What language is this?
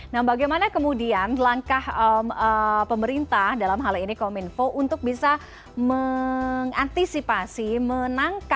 Indonesian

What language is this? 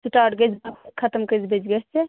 Kashmiri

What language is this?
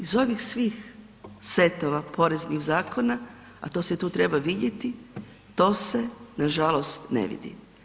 Croatian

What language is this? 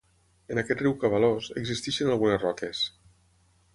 Catalan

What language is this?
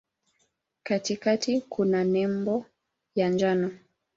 Swahili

